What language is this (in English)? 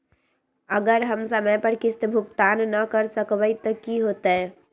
Magahi